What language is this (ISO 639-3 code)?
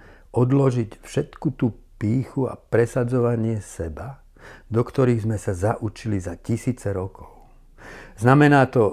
slk